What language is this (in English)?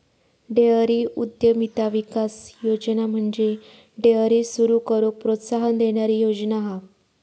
Marathi